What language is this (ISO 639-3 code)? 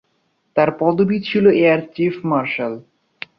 ben